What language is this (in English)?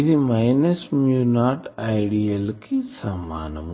Telugu